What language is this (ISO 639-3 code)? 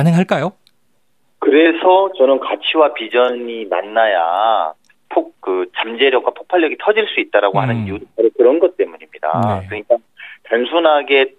kor